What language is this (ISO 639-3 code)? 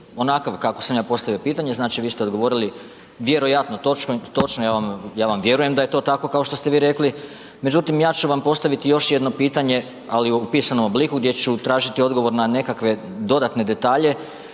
hrv